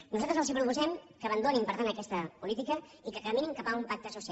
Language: Catalan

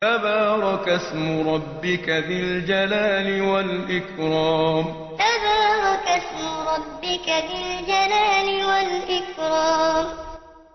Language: Arabic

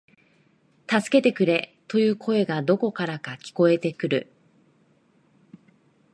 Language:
Japanese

